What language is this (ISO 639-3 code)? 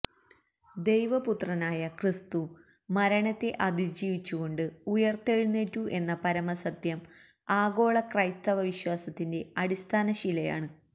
mal